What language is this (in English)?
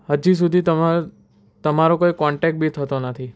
Gujarati